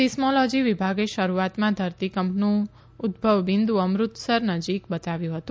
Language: Gujarati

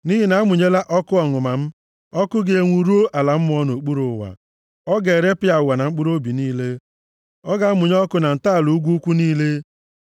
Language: Igbo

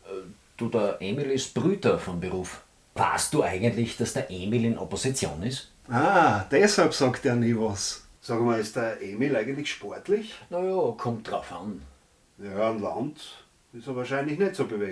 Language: German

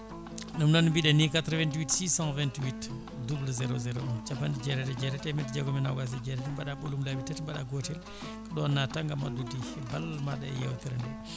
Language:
Fula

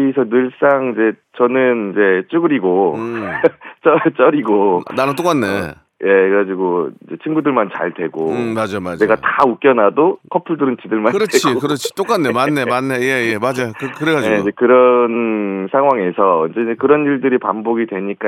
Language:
Korean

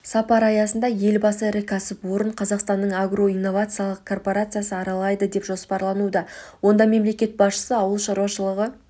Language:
Kazakh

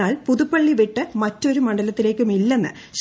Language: Malayalam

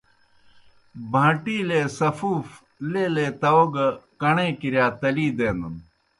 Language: Kohistani Shina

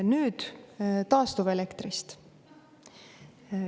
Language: Estonian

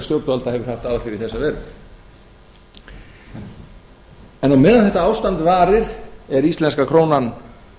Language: Icelandic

